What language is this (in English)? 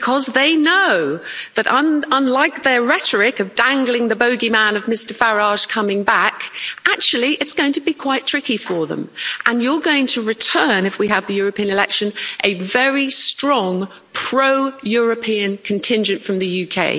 English